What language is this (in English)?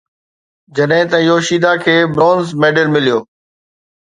Sindhi